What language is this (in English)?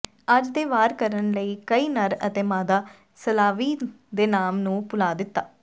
Punjabi